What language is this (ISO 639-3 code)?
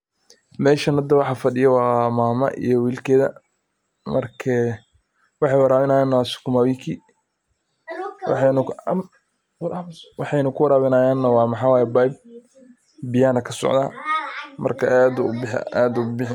som